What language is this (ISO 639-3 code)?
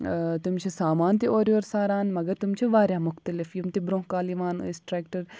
kas